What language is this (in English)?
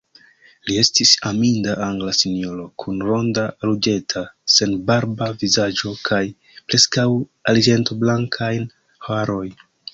Esperanto